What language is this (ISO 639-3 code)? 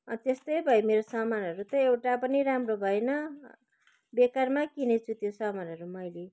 nep